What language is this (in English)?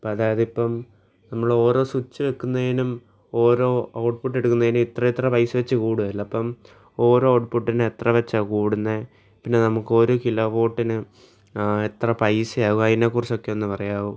Malayalam